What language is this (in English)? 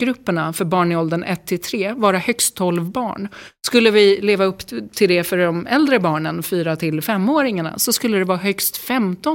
Swedish